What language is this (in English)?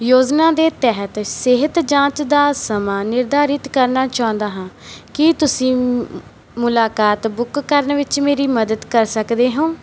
Punjabi